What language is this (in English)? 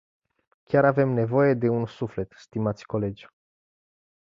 Romanian